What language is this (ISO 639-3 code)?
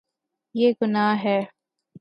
urd